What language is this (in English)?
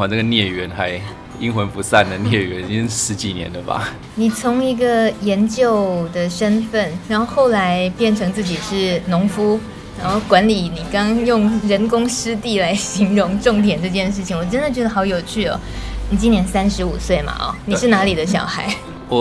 Chinese